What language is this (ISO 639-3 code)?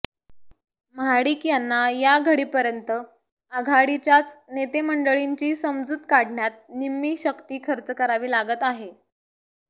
mar